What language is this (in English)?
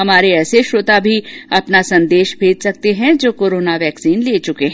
Hindi